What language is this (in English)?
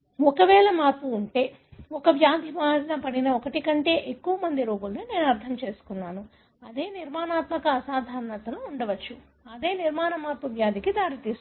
Telugu